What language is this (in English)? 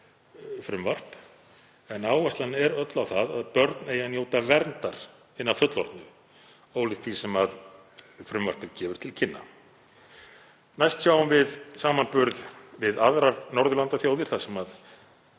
Icelandic